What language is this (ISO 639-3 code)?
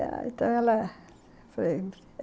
por